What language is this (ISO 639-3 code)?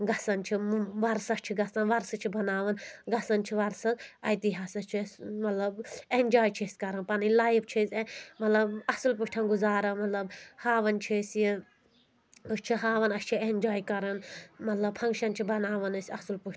kas